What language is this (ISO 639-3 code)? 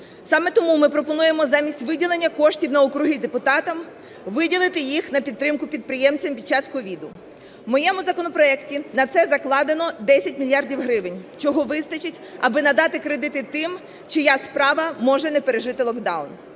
ukr